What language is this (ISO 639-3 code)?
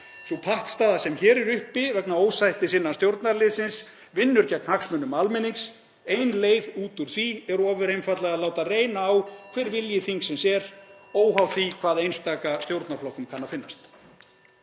isl